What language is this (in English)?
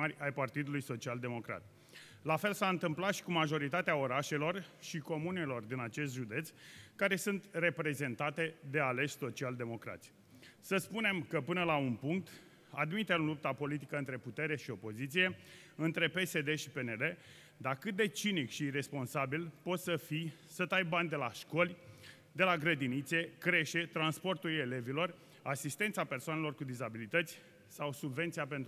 Romanian